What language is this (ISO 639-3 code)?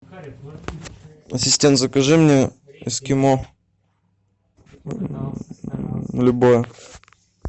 rus